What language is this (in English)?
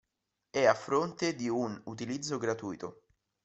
Italian